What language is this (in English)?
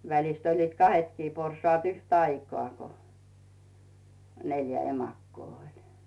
Finnish